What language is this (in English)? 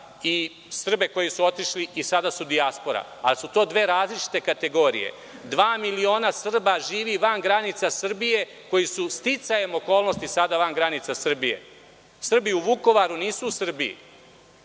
Serbian